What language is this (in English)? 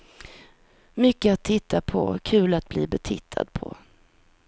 Swedish